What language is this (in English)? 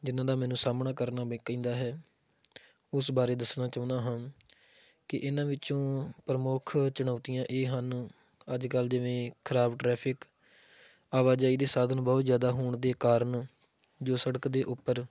Punjabi